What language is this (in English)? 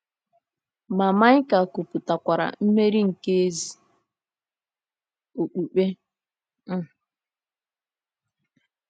Igbo